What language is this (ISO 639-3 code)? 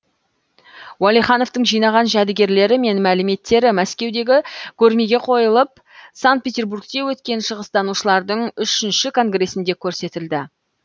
kaz